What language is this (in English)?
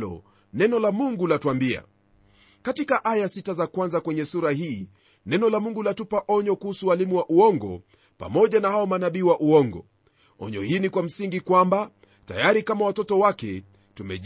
Swahili